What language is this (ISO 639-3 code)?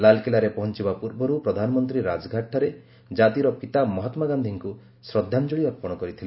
ori